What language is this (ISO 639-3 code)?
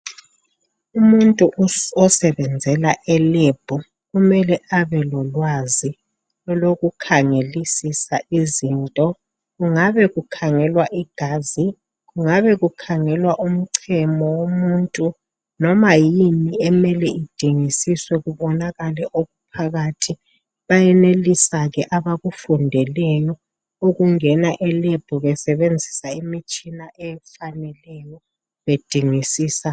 nde